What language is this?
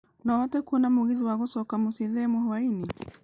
Kikuyu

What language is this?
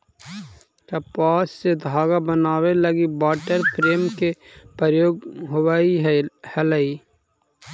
Magahi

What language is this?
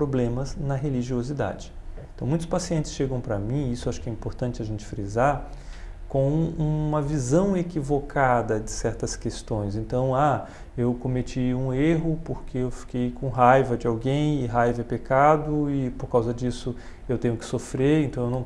Portuguese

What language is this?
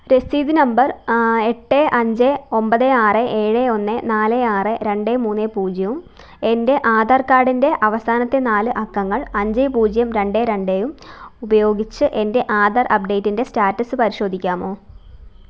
Malayalam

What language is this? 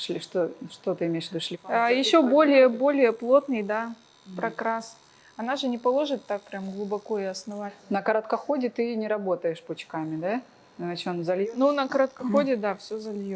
Russian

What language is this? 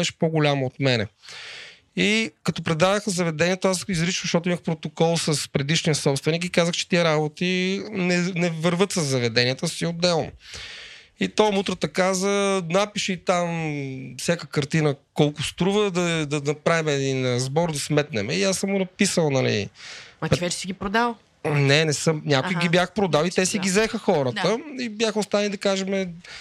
Bulgarian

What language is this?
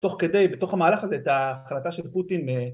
Hebrew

